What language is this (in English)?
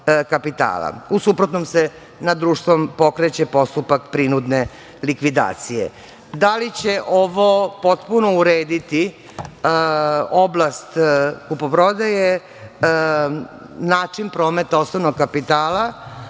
Serbian